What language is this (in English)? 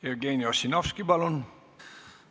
Estonian